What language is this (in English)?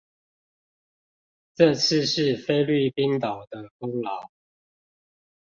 Chinese